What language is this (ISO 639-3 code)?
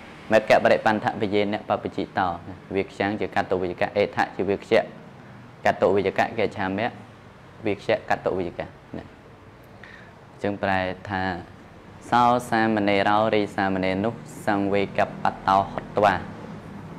tha